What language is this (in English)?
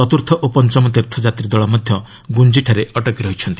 Odia